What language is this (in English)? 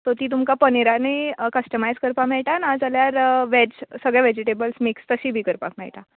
Konkani